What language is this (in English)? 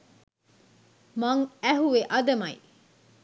Sinhala